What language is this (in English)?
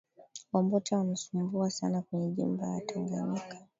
Swahili